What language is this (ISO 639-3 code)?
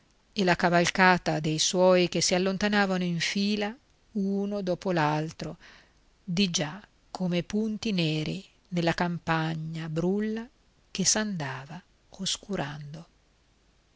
ita